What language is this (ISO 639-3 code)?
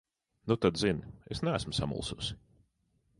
lav